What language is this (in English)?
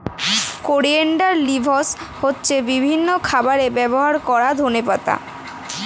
Bangla